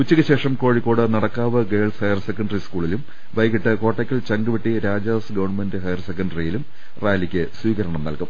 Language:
Malayalam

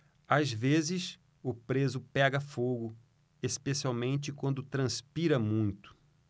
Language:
Portuguese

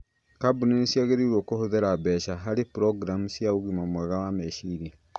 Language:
Kikuyu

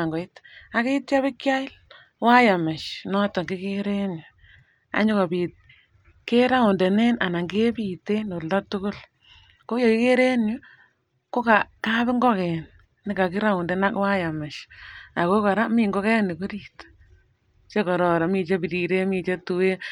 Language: Kalenjin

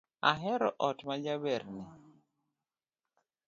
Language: Luo (Kenya and Tanzania)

